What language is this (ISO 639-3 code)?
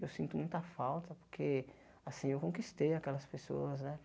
por